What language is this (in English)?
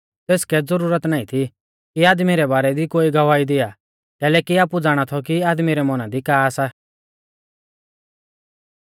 Mahasu Pahari